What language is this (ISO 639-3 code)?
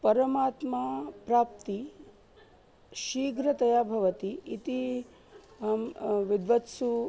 san